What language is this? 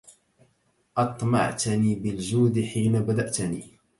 Arabic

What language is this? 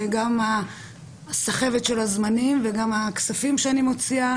Hebrew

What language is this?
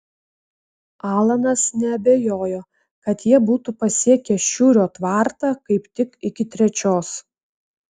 Lithuanian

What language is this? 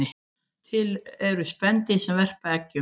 Icelandic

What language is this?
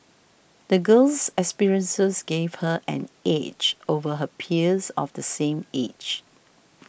English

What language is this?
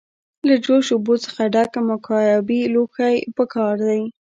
Pashto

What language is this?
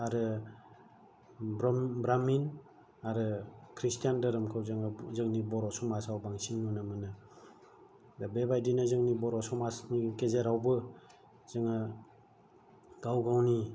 Bodo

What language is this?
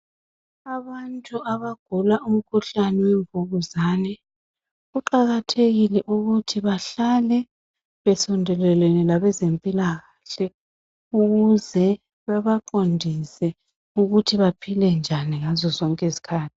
North Ndebele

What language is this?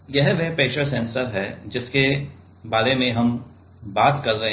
Hindi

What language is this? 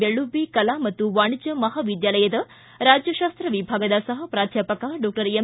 Kannada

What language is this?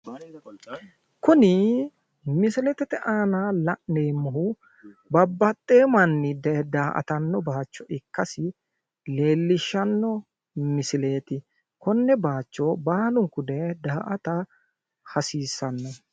Sidamo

